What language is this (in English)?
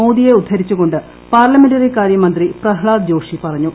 Malayalam